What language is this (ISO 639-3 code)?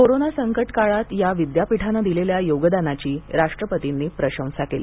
mar